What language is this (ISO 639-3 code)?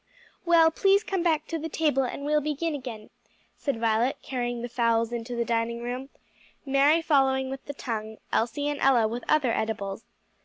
eng